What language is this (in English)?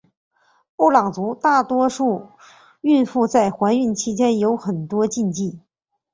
Chinese